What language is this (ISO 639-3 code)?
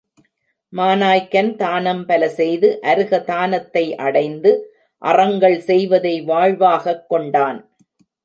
tam